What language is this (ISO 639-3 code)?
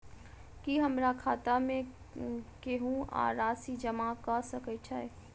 mai